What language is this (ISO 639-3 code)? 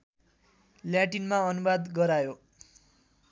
nep